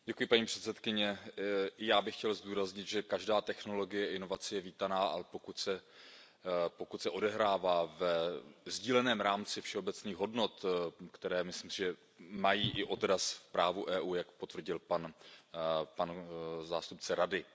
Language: Czech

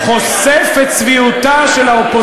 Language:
Hebrew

